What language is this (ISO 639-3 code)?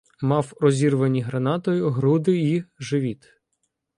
ukr